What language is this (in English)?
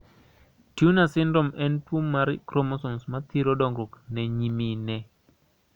Luo (Kenya and Tanzania)